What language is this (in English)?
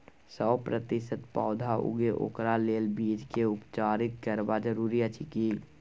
Maithili